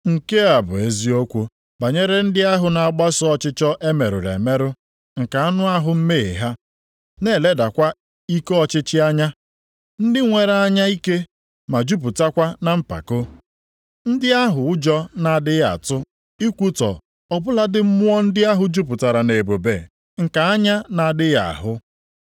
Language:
Igbo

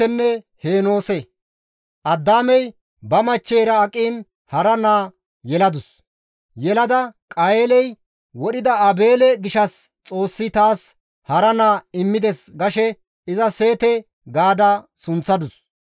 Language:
Gamo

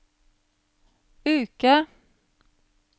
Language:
Norwegian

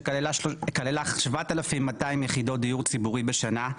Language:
Hebrew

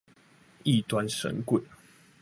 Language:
Chinese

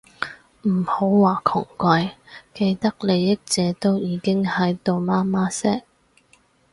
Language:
Cantonese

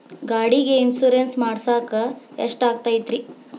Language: Kannada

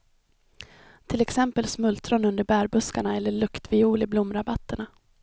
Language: Swedish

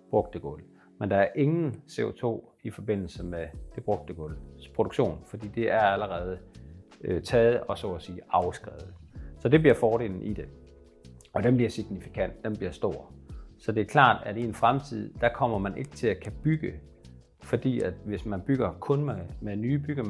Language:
Danish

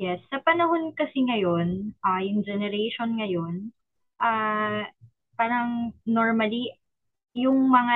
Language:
Filipino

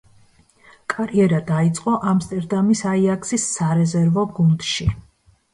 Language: Georgian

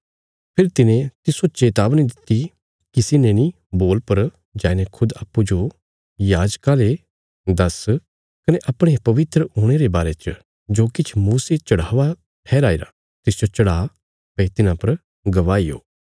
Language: Bilaspuri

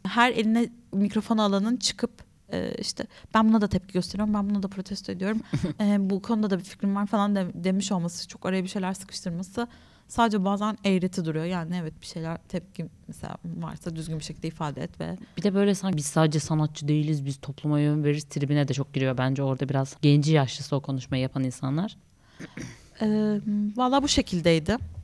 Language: Turkish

